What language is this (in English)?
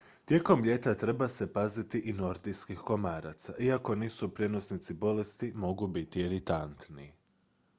Croatian